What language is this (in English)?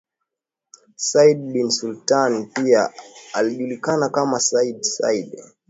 Swahili